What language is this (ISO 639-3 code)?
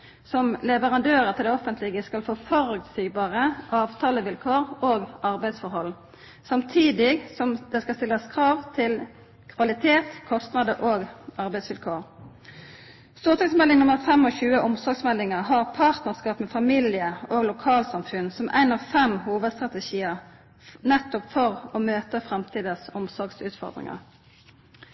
nno